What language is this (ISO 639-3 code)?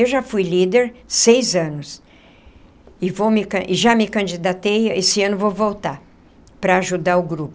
por